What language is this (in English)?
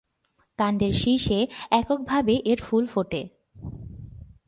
Bangla